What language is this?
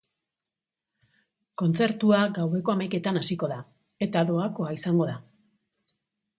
Basque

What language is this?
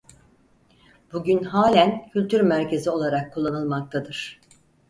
Turkish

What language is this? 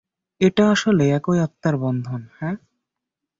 Bangla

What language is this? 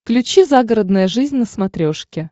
Russian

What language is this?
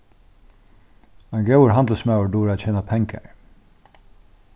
Faroese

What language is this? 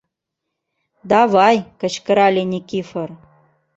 Mari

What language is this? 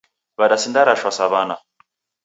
Taita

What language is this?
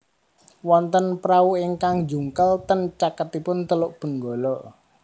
Javanese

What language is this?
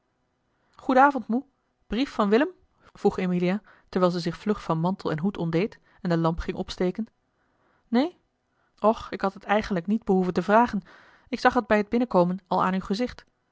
Dutch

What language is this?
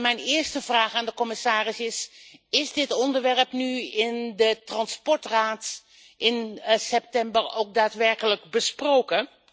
Dutch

